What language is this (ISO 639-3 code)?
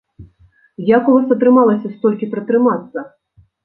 bel